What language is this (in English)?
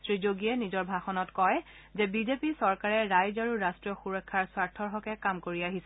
Assamese